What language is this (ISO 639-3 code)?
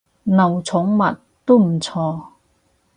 yue